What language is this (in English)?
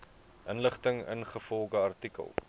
Afrikaans